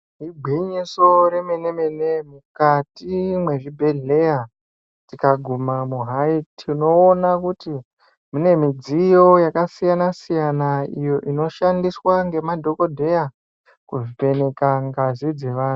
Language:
Ndau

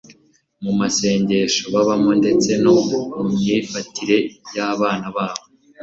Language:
Kinyarwanda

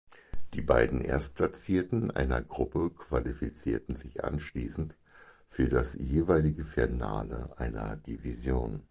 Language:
German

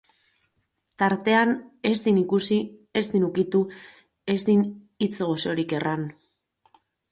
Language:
Basque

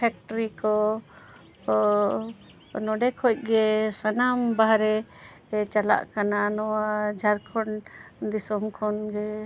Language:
Santali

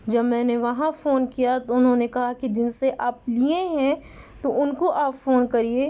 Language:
Urdu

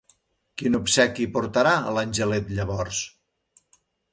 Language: Catalan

